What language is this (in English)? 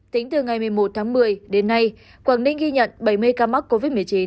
Vietnamese